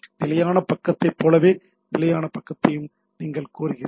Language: Tamil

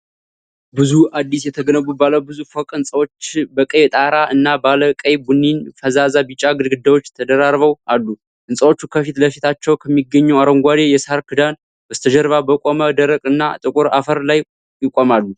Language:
Amharic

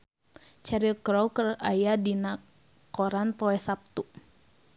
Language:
Sundanese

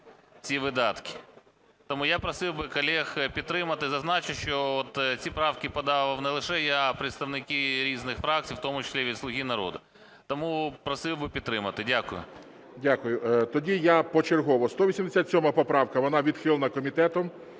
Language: Ukrainian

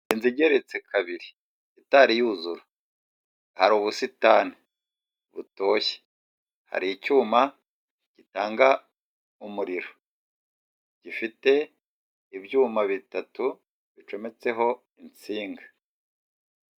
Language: Kinyarwanda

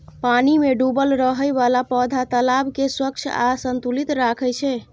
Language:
Maithili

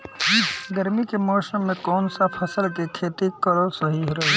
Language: Bhojpuri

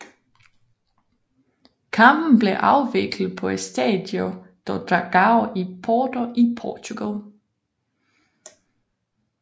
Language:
Danish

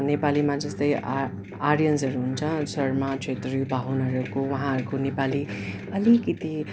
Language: Nepali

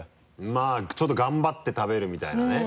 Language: Japanese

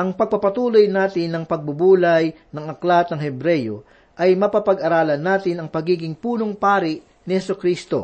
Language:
Filipino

